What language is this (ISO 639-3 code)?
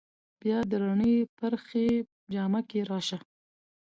pus